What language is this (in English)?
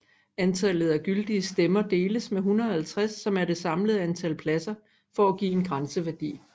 Danish